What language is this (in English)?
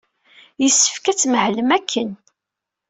Kabyle